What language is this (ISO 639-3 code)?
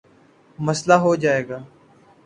urd